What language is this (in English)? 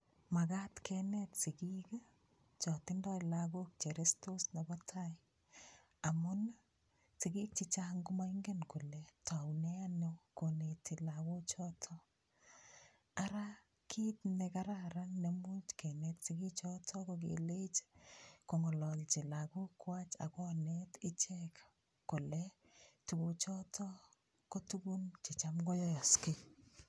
Kalenjin